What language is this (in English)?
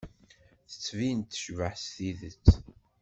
Kabyle